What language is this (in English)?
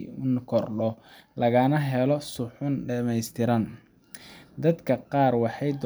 Somali